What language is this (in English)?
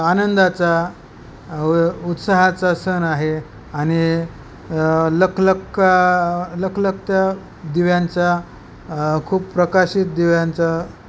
Marathi